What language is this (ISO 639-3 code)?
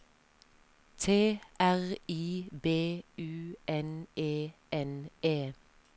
nor